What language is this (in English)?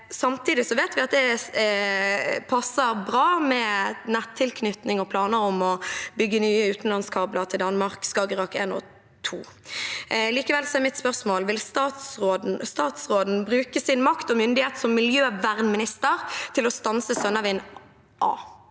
Norwegian